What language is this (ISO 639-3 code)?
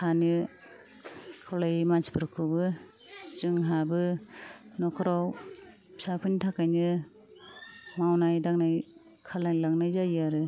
brx